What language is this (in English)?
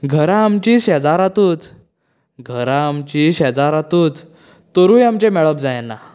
Konkani